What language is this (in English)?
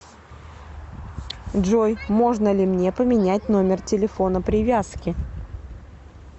Russian